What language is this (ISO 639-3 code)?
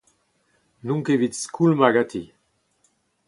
bre